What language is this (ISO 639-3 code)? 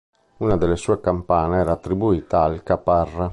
ita